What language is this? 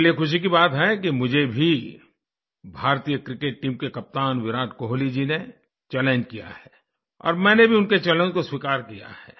Hindi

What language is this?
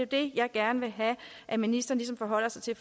Danish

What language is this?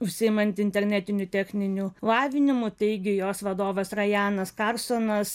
Lithuanian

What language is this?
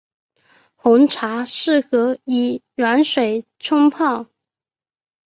Chinese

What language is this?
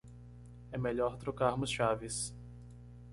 Portuguese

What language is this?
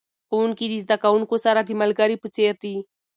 Pashto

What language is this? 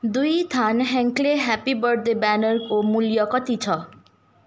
Nepali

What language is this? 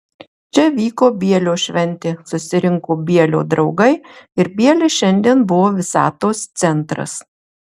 Lithuanian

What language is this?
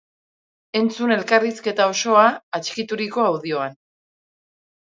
Basque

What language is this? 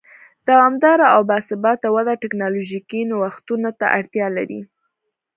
Pashto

